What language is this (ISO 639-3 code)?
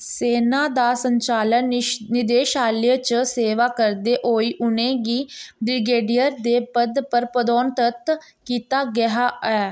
doi